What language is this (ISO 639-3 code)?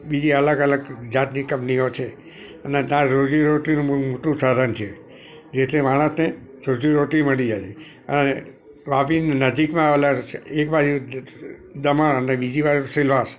guj